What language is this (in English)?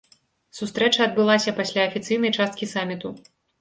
Belarusian